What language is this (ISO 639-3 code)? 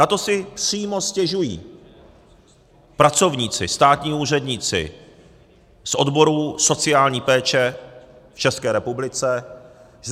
ces